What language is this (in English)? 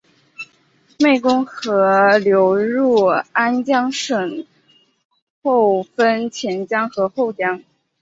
Chinese